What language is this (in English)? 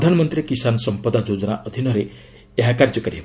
Odia